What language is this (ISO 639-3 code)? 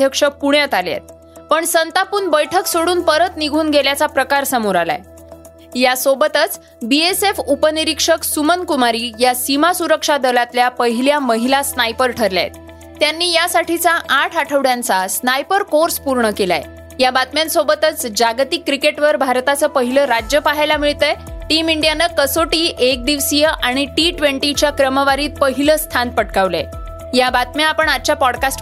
mar